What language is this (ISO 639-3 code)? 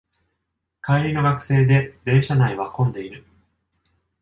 jpn